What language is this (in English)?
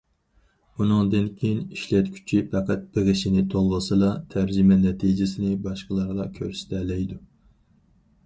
Uyghur